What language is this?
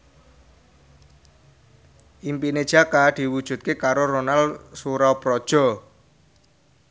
Javanese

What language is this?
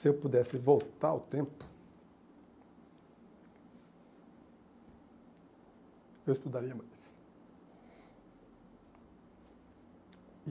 Portuguese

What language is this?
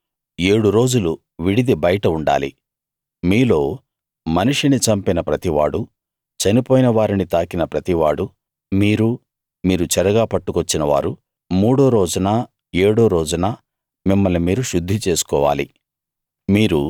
Telugu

